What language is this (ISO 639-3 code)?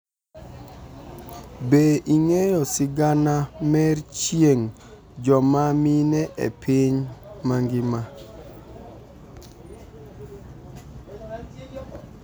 luo